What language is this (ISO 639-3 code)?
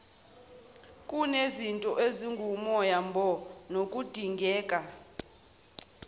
zul